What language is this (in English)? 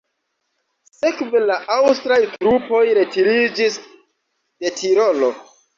Esperanto